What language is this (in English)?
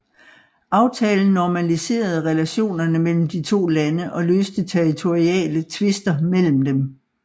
Danish